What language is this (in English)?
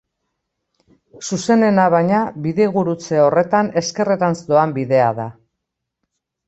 Basque